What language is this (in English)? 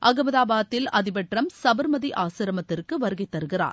Tamil